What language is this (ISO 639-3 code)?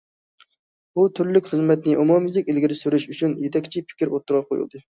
uig